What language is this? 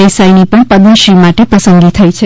Gujarati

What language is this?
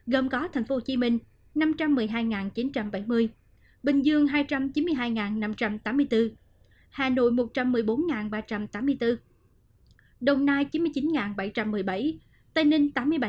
Vietnamese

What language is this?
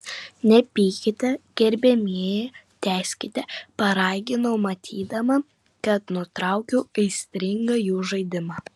Lithuanian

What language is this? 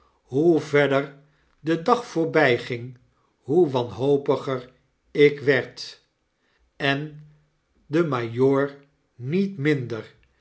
Dutch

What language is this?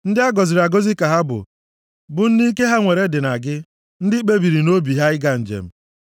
Igbo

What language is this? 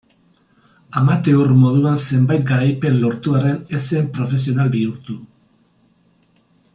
Basque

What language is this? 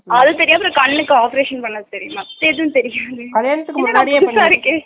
Tamil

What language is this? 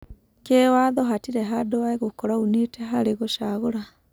Kikuyu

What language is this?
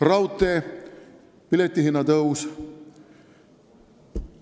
Estonian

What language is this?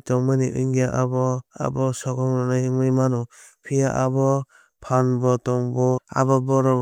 Kok Borok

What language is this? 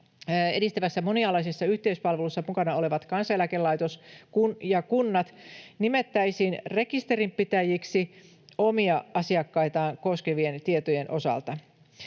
Finnish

